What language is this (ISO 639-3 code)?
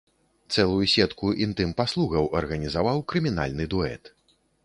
bel